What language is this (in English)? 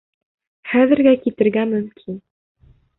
Bashkir